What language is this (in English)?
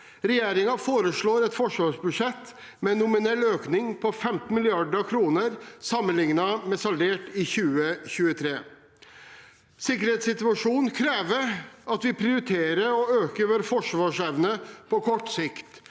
Norwegian